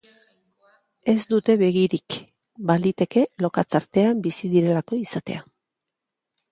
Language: Basque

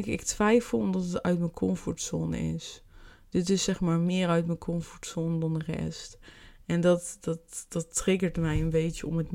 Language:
Dutch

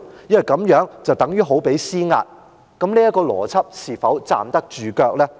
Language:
Cantonese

